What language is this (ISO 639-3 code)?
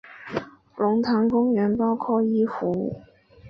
zho